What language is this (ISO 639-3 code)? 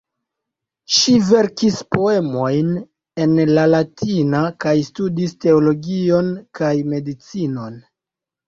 epo